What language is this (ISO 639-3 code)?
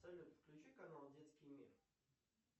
rus